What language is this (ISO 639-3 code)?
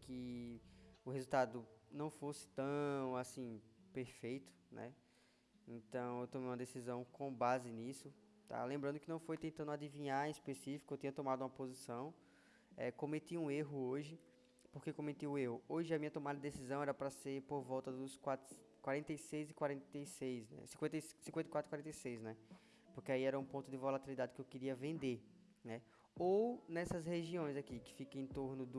por